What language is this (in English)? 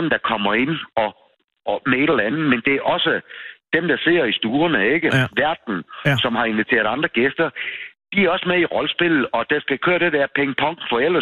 Danish